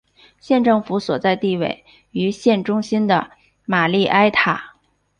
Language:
Chinese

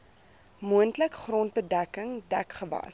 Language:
Afrikaans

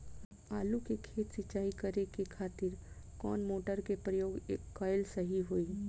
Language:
Bhojpuri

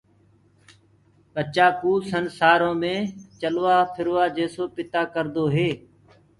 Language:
Gurgula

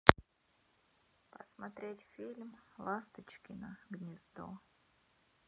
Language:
Russian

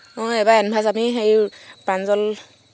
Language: Assamese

